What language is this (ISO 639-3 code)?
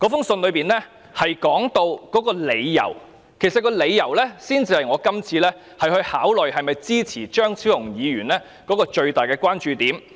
yue